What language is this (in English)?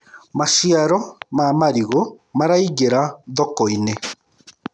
Kikuyu